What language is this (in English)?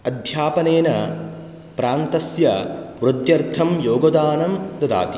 Sanskrit